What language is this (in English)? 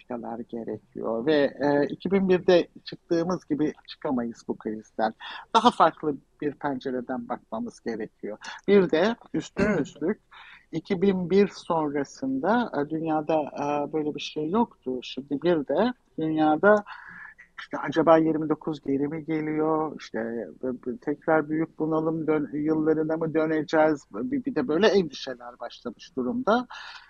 Turkish